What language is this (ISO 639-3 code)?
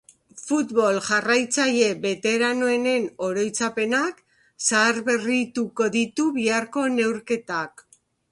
eus